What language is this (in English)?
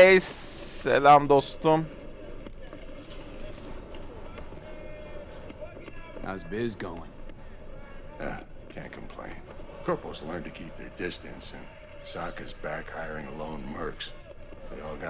Turkish